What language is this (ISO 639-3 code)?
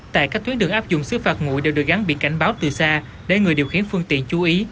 vie